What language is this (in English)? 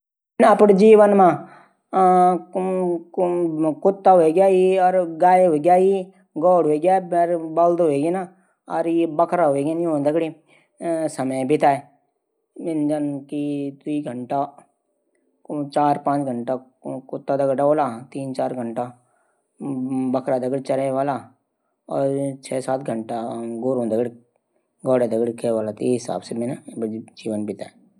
Garhwali